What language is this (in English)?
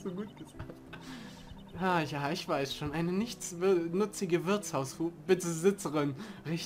German